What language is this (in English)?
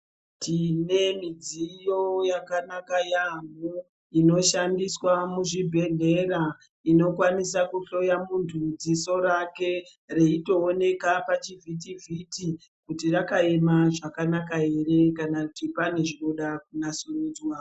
Ndau